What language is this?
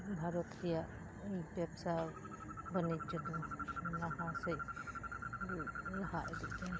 Santali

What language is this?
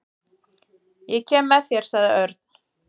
Icelandic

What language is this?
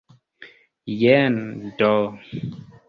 Esperanto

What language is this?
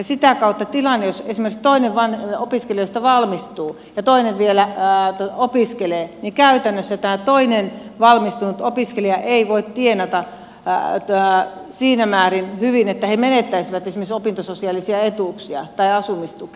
Finnish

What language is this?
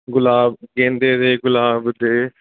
Punjabi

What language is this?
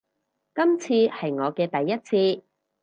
Cantonese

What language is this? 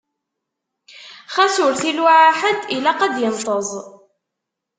Kabyle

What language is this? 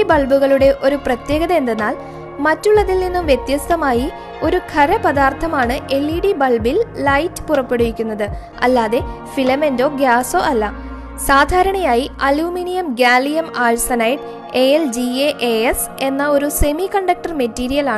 Malayalam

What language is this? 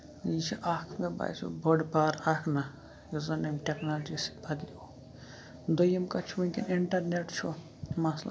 Kashmiri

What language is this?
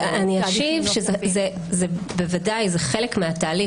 Hebrew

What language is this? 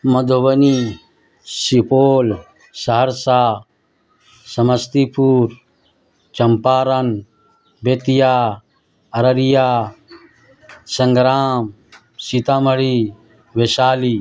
Urdu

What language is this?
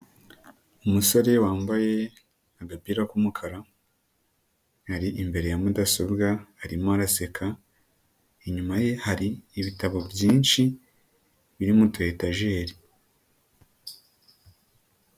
Kinyarwanda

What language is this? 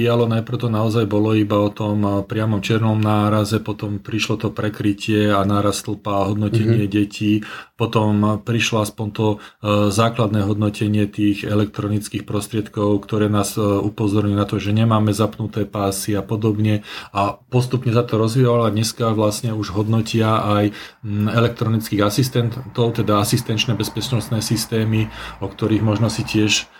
Slovak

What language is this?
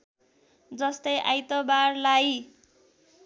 Nepali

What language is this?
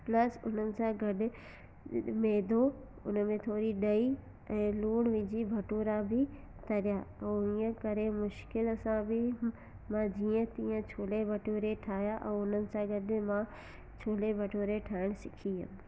Sindhi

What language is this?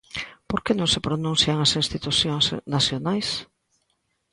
Galician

